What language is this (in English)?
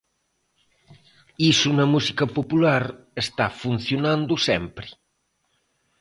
Galician